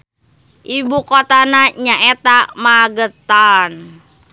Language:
Sundanese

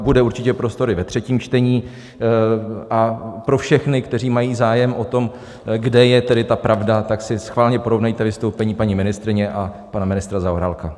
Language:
Czech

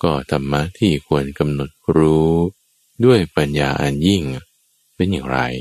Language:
Thai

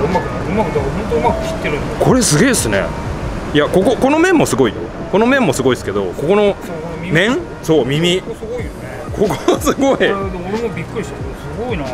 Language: Japanese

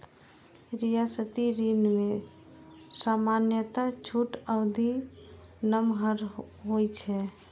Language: Maithili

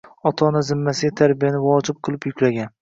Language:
Uzbek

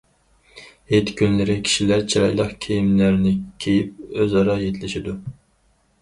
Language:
Uyghur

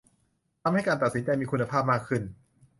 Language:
Thai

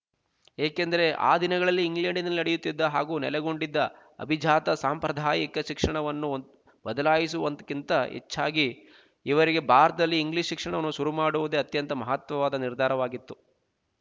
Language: Kannada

